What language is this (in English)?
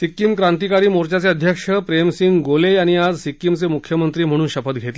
Marathi